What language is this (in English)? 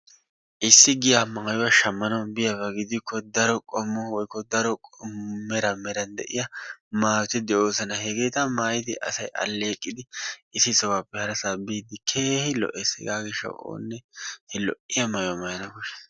Wolaytta